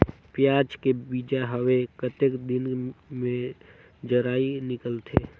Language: Chhattisgarhi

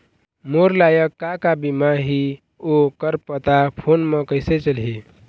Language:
Chhattisgarhi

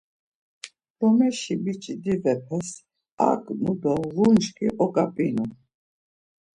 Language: Laz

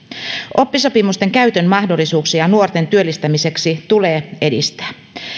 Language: Finnish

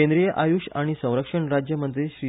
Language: Konkani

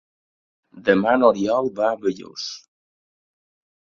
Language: Catalan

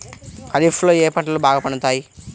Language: Telugu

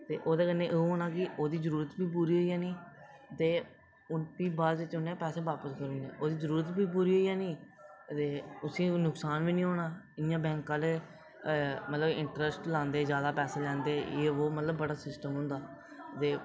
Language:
Dogri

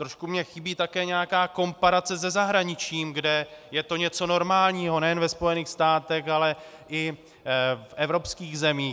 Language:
Czech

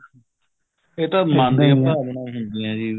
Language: Punjabi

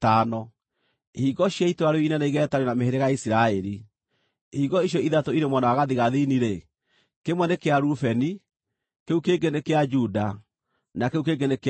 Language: Kikuyu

